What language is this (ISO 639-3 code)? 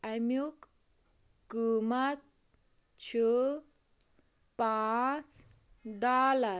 kas